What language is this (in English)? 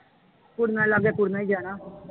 Punjabi